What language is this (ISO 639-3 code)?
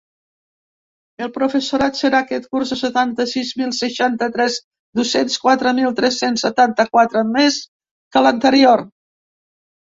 cat